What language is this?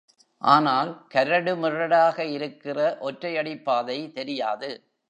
Tamil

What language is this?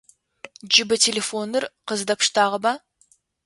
Adyghe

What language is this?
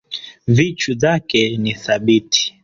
Swahili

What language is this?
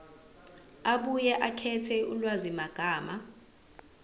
Zulu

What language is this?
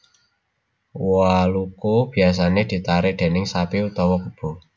Javanese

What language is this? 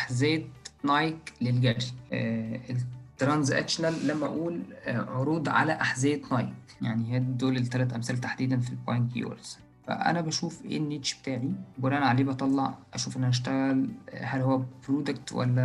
Arabic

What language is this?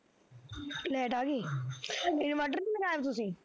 Punjabi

